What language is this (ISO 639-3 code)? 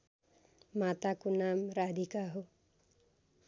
nep